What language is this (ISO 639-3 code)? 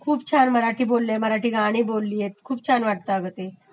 mar